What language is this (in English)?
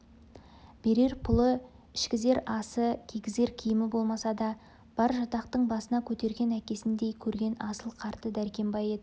Kazakh